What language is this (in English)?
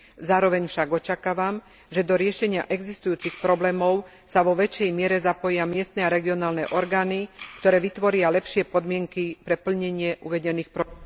Slovak